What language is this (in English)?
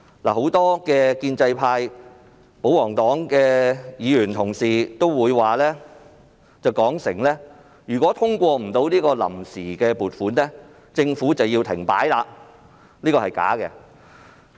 Cantonese